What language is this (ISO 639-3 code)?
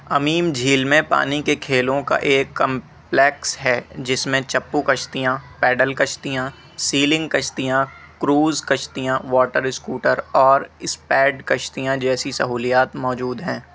urd